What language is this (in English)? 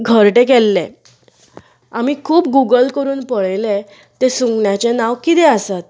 Konkani